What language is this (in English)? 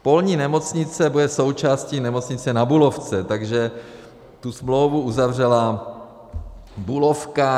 Czech